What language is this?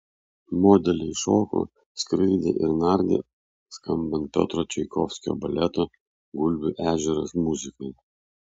Lithuanian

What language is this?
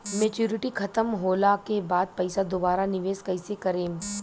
Bhojpuri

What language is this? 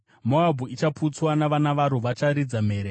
Shona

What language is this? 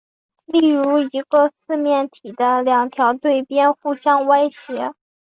Chinese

